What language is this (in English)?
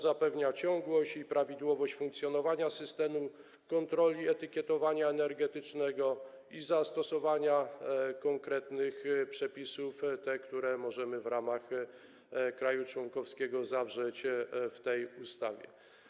Polish